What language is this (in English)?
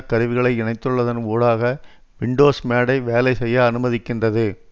Tamil